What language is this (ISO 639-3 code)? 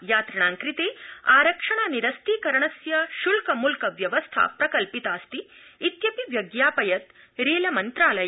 san